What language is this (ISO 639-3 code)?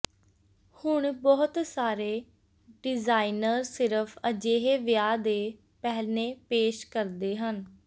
pan